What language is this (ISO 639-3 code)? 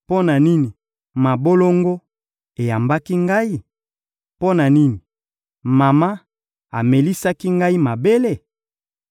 lin